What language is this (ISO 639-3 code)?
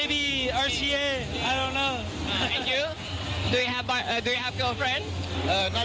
tha